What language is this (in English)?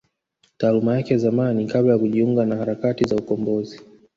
Swahili